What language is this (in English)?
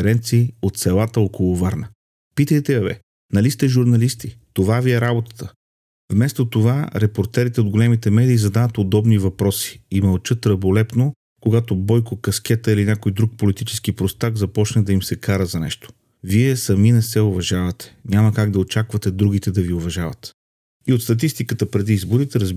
Bulgarian